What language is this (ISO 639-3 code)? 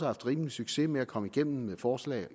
dan